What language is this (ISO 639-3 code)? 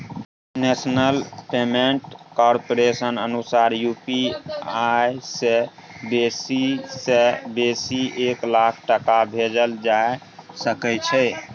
mai